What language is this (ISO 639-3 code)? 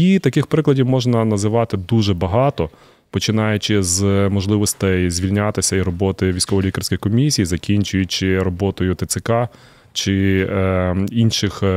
ukr